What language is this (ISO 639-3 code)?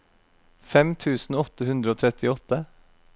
nor